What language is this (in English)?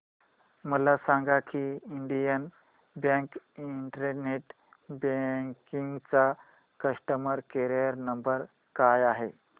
Marathi